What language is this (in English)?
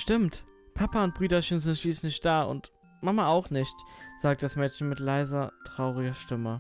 German